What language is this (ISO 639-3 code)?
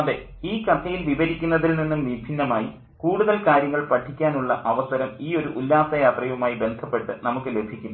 mal